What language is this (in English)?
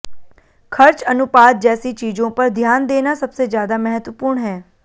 Hindi